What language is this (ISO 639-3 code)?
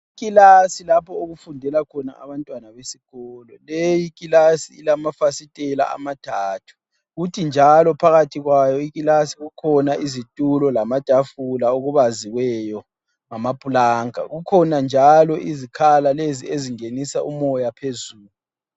nde